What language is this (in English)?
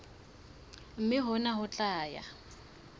Southern Sotho